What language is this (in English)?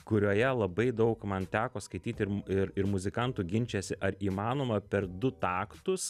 Lithuanian